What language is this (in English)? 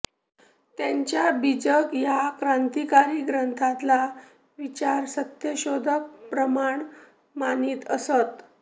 Marathi